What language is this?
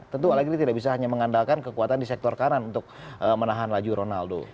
Indonesian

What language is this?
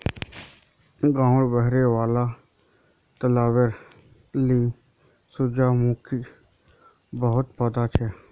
Magahi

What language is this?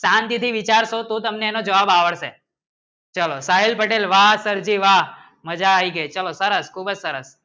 Gujarati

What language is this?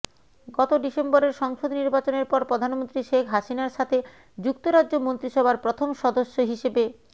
Bangla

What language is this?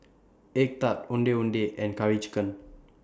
English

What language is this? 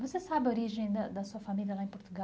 Portuguese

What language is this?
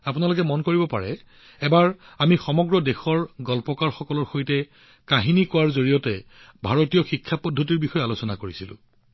Assamese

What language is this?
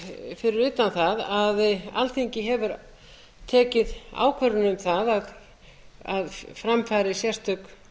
Icelandic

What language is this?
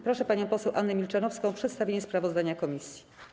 Polish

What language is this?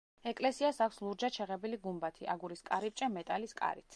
Georgian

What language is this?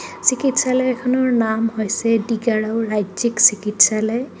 Assamese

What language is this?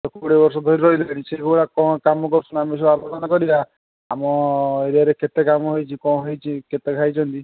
Odia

